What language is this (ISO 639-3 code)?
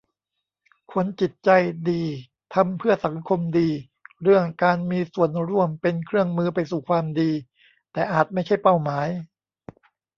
tha